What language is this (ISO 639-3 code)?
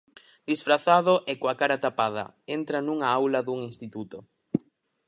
glg